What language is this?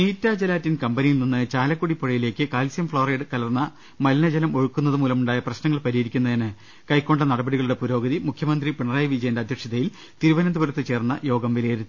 Malayalam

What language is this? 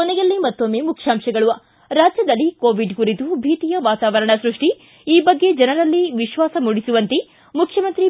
Kannada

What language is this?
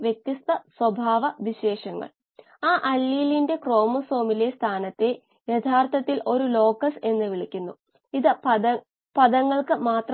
Malayalam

